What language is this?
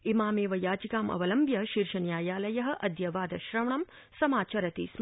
Sanskrit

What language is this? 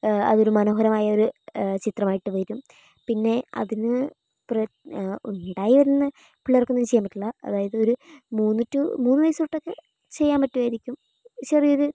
Malayalam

